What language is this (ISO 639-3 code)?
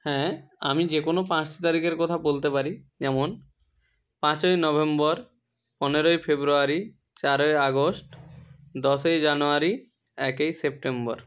ben